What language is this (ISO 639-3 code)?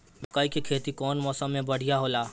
bho